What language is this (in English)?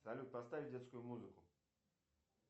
Russian